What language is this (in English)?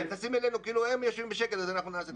Hebrew